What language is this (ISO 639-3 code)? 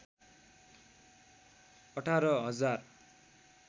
nep